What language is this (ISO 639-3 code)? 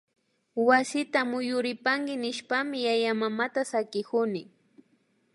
qvi